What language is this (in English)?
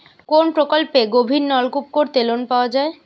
Bangla